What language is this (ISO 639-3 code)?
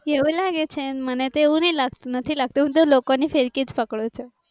guj